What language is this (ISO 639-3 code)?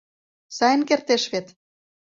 chm